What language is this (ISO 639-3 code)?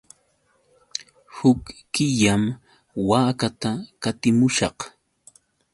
qux